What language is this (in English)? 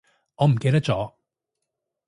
Cantonese